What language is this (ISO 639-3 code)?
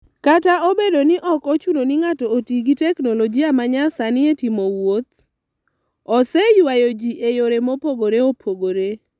luo